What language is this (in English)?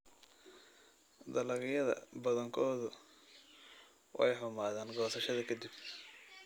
Somali